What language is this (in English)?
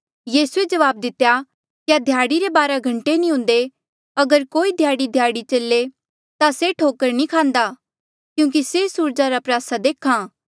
Mandeali